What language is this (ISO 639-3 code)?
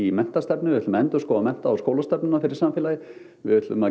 isl